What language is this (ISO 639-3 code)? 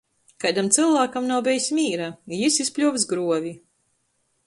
ltg